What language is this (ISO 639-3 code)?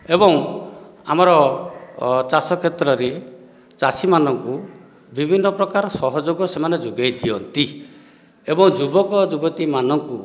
ori